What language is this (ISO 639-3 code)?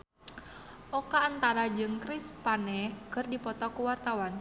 sun